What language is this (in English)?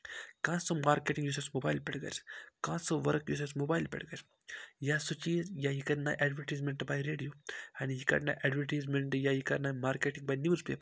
Kashmiri